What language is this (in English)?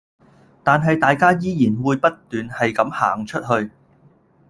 Cantonese